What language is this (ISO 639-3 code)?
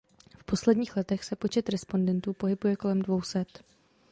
ces